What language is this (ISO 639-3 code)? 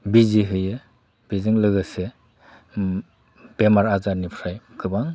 brx